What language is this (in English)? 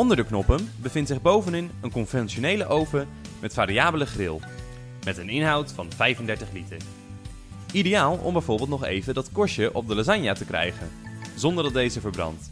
Dutch